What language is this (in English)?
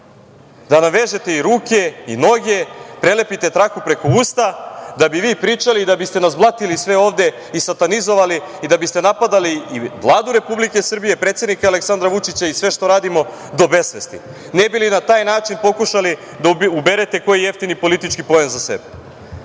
Serbian